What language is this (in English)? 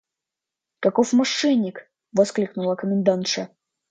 Russian